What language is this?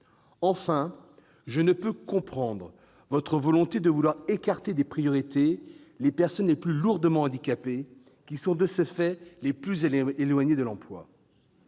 French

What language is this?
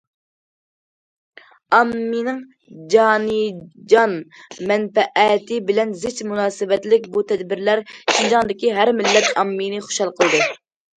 Uyghur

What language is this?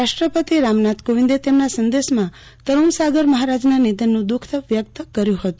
Gujarati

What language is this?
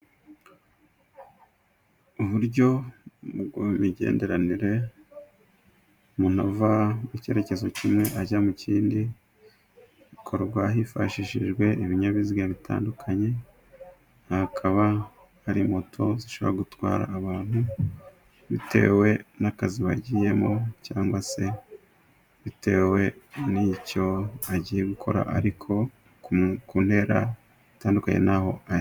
Kinyarwanda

